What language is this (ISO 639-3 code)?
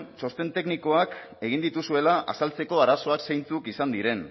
eus